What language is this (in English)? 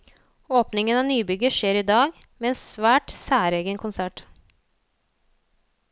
Norwegian